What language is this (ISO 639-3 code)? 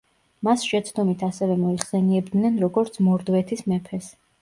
kat